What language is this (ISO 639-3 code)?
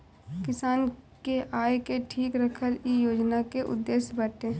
bho